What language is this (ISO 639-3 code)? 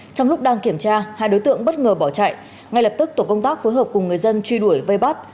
vie